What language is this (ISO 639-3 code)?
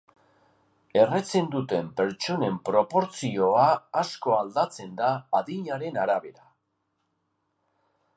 eus